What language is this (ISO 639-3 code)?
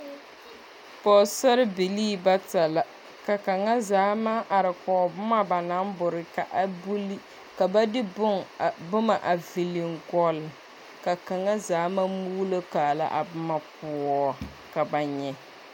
dga